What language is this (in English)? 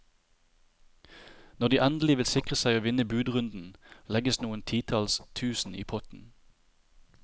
Norwegian